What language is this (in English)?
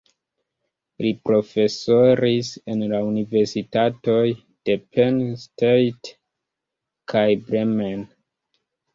Esperanto